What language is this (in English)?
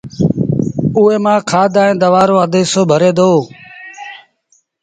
Sindhi Bhil